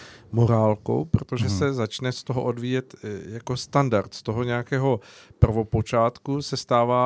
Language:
Czech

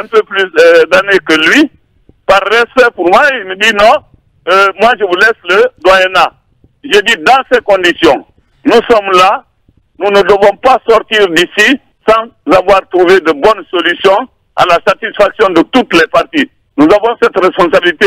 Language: French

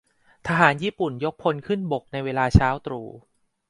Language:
Thai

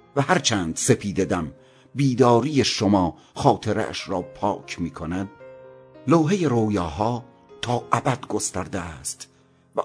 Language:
Persian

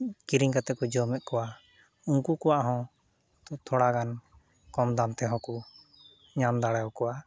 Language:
Santali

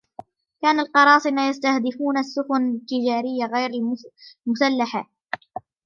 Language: Arabic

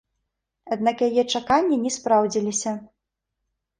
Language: Belarusian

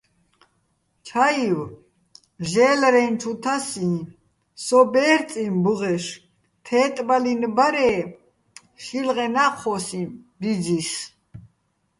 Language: Bats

